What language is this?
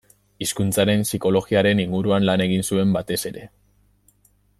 Basque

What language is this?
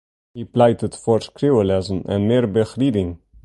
Western Frisian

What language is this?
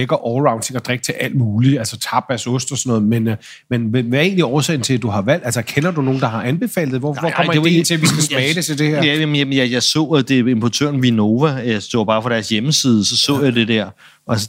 Danish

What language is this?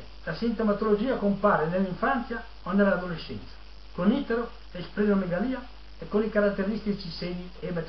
Italian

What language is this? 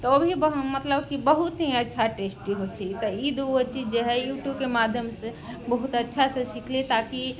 Maithili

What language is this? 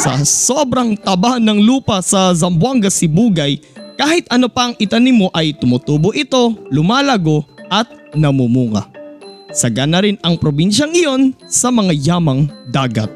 Filipino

